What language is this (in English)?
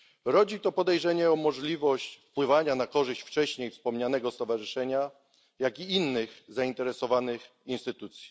Polish